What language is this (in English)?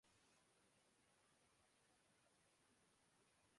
Urdu